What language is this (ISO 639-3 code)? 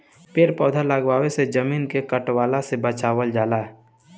bho